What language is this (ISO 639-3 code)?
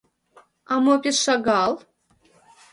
chm